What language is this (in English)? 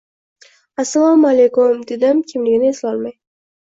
Uzbek